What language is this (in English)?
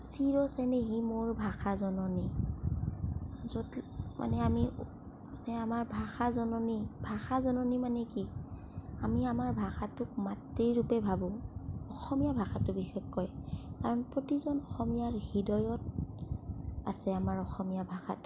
Assamese